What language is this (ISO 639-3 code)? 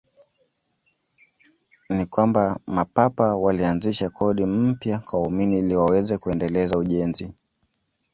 swa